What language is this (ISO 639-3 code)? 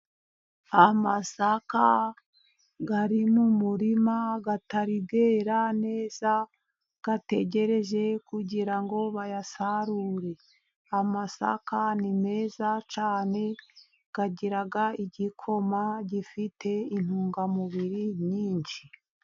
kin